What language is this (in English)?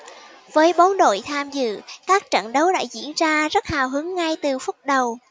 Vietnamese